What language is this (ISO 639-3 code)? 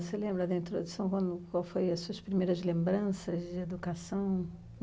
por